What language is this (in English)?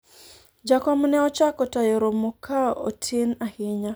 Luo (Kenya and Tanzania)